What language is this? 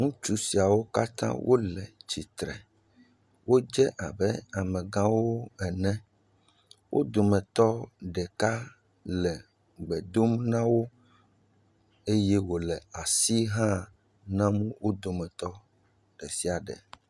Ewe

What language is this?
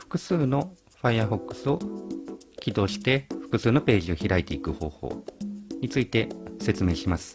Japanese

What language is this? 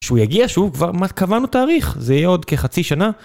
Hebrew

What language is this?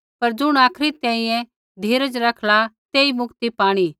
Kullu Pahari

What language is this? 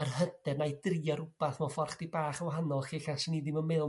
Welsh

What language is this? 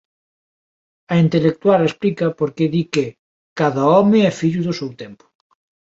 Galician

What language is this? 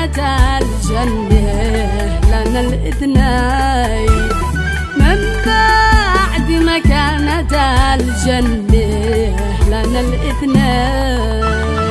Arabic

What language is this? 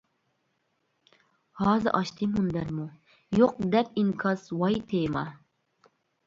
Uyghur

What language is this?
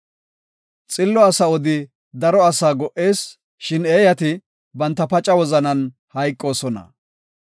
Gofa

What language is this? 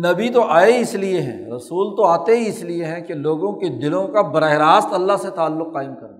Urdu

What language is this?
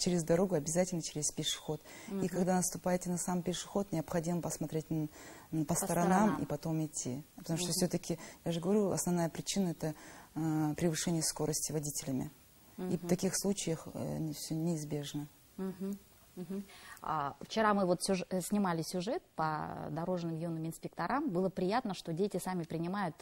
Russian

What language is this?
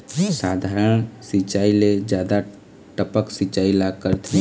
Chhattisgarhi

